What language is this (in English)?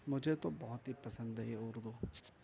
Urdu